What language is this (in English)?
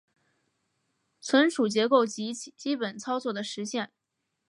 Chinese